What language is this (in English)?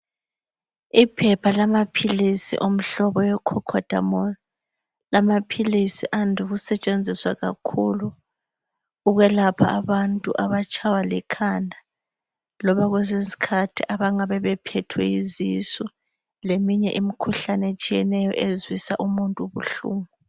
North Ndebele